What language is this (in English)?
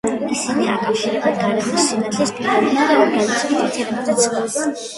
Georgian